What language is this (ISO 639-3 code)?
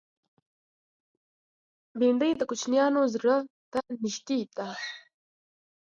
pus